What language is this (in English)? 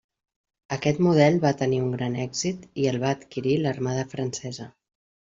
Catalan